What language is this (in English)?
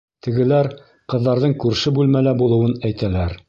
Bashkir